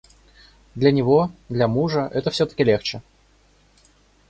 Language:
Russian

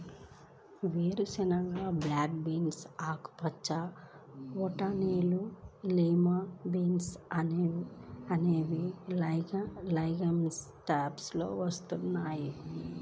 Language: Telugu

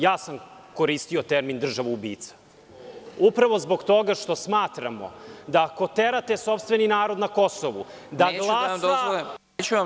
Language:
Serbian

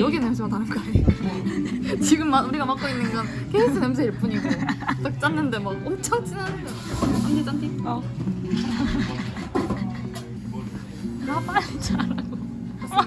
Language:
Korean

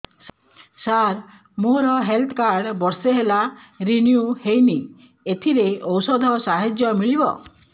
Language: Odia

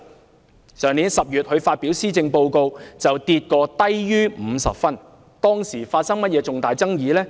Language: Cantonese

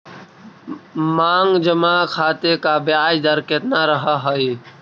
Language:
Magahi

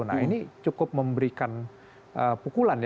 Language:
Indonesian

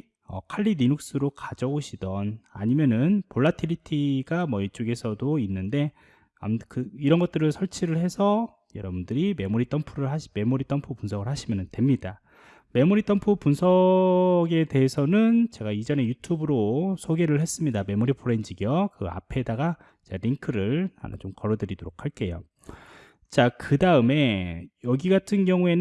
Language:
Korean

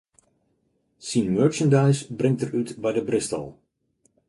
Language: Western Frisian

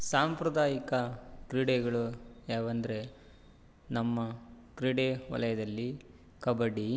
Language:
Kannada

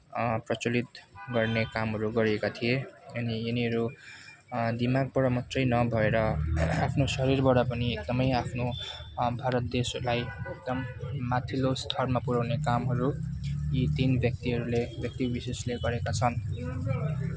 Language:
Nepali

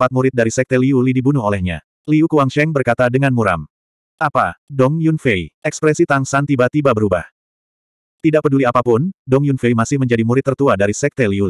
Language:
Indonesian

